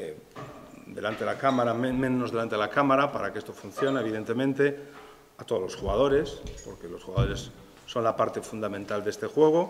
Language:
Spanish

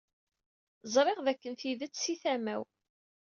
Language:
Kabyle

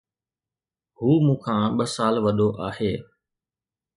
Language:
Sindhi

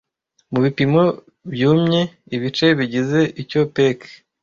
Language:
Kinyarwanda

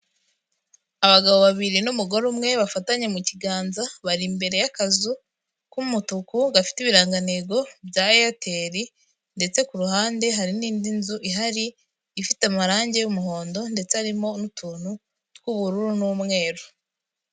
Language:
Kinyarwanda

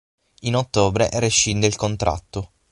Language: Italian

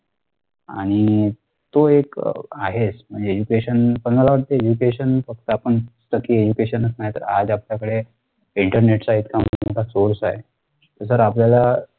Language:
Marathi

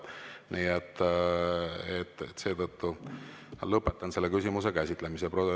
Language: Estonian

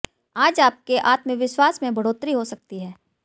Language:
Hindi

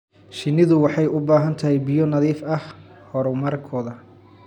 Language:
Somali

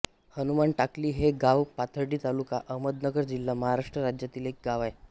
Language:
Marathi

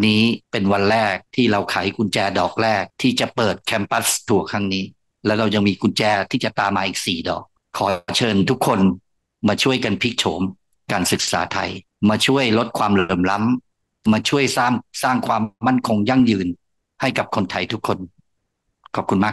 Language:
Thai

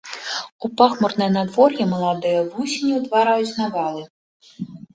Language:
Belarusian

